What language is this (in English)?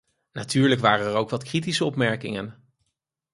Dutch